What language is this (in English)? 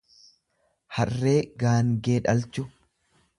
Oromo